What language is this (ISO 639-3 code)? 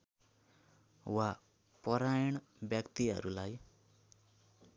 nep